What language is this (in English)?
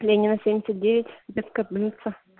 Russian